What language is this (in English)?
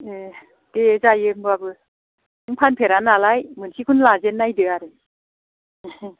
Bodo